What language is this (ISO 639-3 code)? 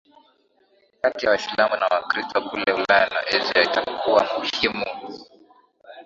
swa